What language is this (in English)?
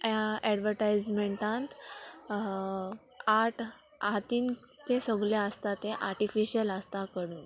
Konkani